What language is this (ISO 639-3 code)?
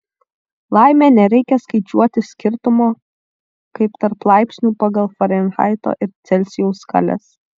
lit